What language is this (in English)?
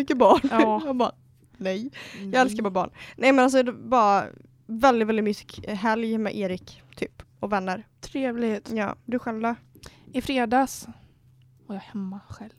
Swedish